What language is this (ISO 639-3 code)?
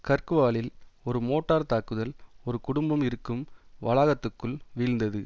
tam